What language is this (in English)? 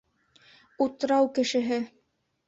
Bashkir